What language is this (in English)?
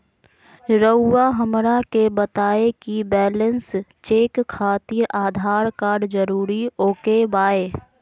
Magahi